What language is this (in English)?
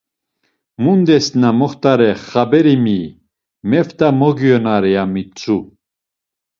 Laz